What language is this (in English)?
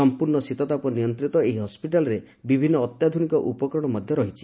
Odia